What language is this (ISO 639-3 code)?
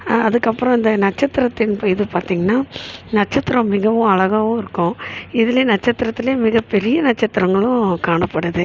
tam